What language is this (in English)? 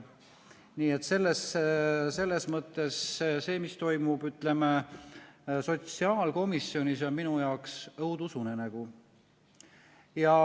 Estonian